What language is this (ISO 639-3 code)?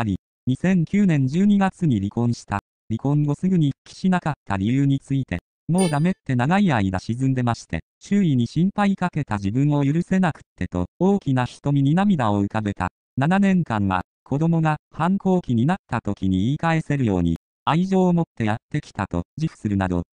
jpn